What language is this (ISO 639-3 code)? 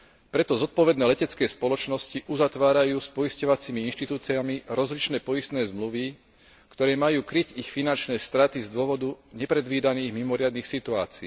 slk